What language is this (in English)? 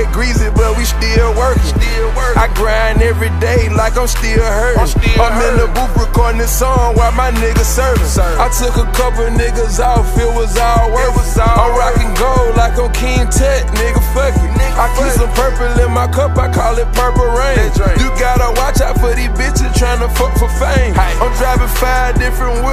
English